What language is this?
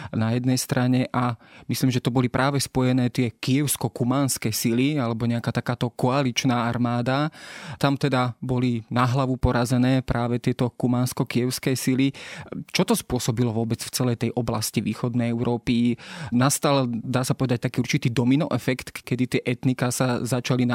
Slovak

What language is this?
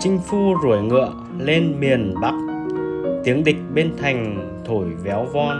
Vietnamese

